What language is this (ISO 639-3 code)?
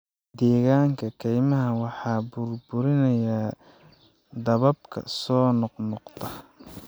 som